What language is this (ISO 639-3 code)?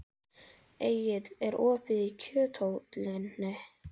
isl